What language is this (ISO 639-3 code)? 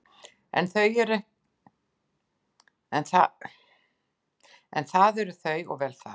isl